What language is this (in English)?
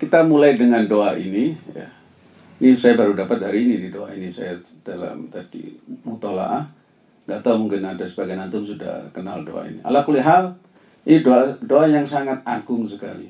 Indonesian